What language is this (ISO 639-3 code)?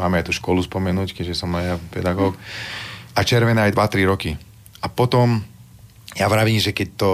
slk